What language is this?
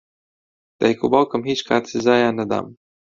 Central Kurdish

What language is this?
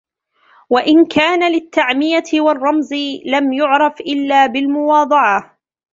Arabic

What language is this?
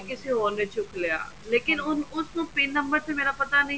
Punjabi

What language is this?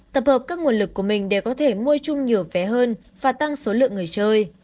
Vietnamese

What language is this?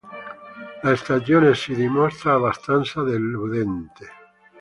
Italian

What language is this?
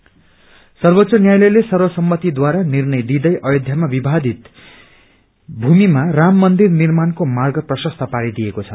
Nepali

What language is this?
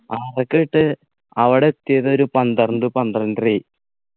Malayalam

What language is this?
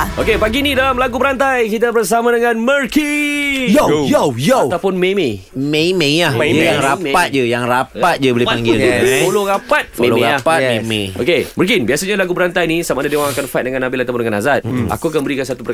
Malay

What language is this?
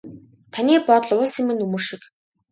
Mongolian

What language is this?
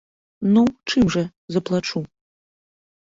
Belarusian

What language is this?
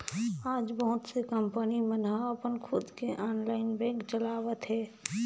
Chhattisgarhi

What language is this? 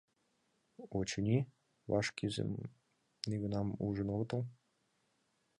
Mari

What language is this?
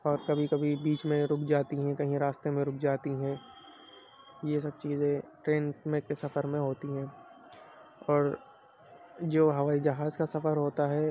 Urdu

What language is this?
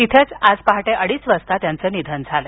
Marathi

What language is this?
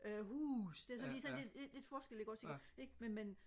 Danish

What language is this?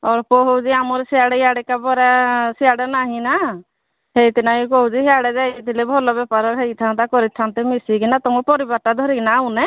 Odia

